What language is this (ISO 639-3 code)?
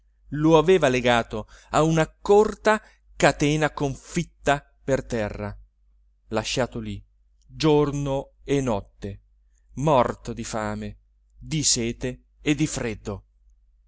ita